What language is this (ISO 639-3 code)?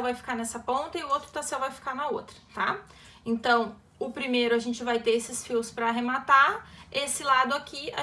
por